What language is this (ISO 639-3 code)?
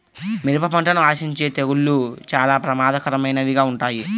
tel